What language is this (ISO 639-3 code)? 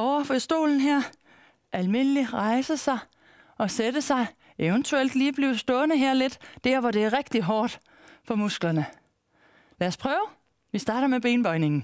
dan